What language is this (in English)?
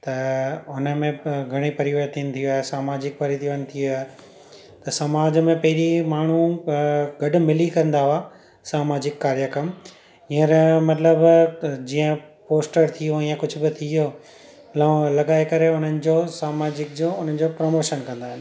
Sindhi